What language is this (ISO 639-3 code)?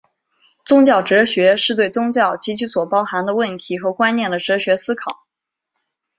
zho